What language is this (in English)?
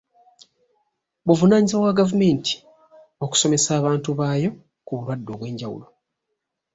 Ganda